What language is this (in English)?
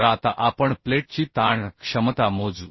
Marathi